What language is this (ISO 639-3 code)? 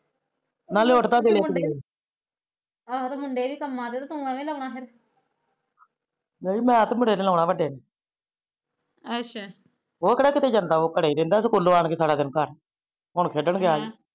pan